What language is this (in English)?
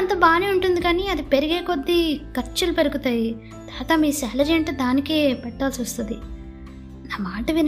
Telugu